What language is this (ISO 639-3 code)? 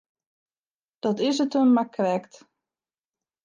fry